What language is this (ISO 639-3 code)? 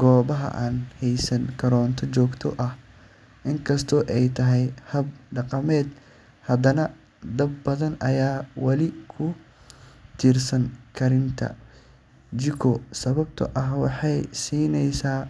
som